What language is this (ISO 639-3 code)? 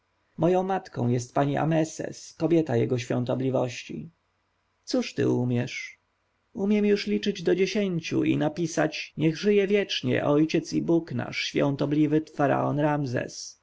pol